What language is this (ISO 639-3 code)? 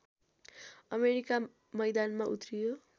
nep